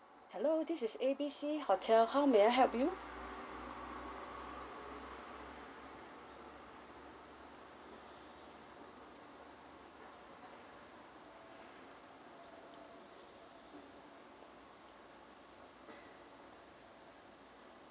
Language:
English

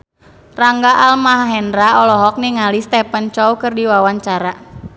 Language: Sundanese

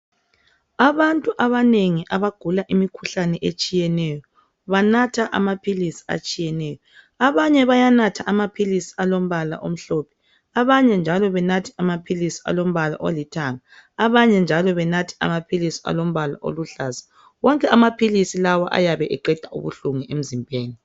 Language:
North Ndebele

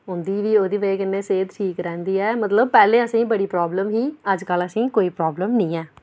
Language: Dogri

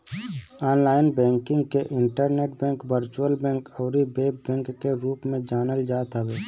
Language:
Bhojpuri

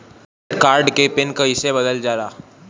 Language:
Bhojpuri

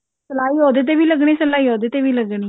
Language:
Punjabi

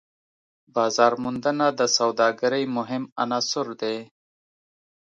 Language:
Pashto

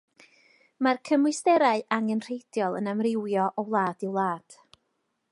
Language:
Welsh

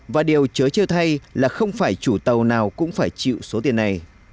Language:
Vietnamese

